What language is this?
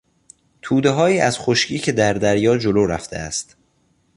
Persian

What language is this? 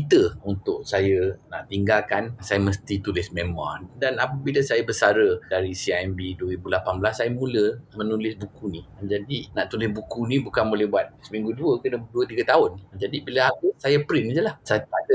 Malay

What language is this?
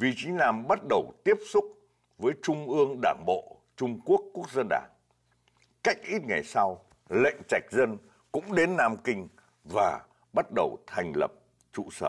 Vietnamese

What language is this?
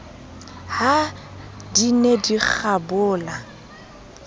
Southern Sotho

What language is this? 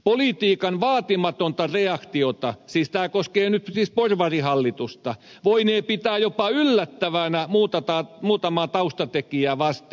Finnish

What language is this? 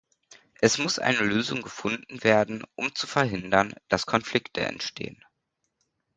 German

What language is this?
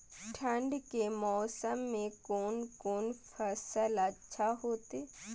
Maithili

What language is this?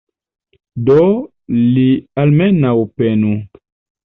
Esperanto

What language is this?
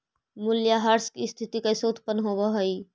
Magahi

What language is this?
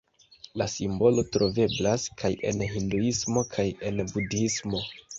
Esperanto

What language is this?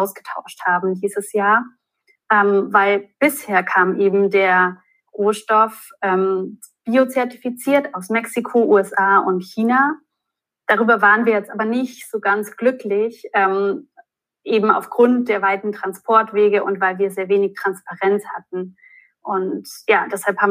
German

